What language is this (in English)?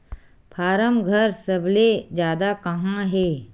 Chhattisgarhi